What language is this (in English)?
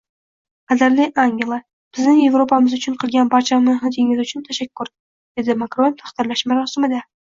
Uzbek